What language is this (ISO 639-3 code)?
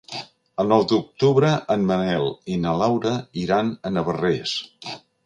cat